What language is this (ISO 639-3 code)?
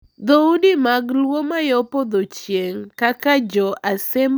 luo